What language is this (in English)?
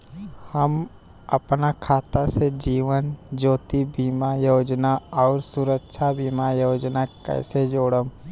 Bhojpuri